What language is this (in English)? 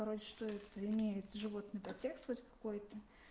Russian